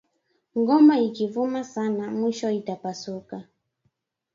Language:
Swahili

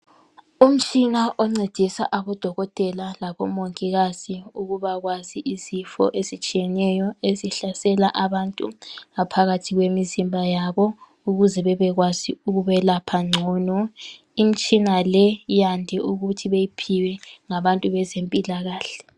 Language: North Ndebele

